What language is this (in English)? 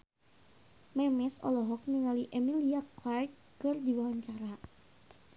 Sundanese